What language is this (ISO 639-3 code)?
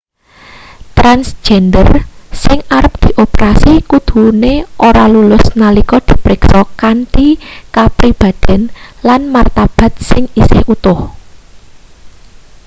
jav